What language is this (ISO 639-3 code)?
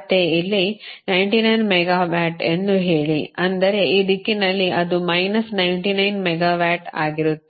kan